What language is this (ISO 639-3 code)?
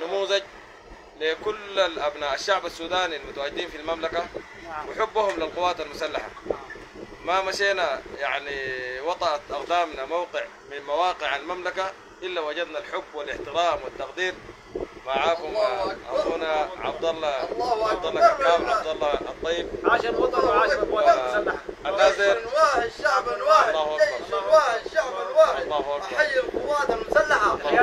ara